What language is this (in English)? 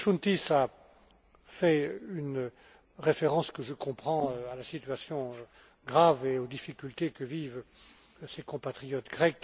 French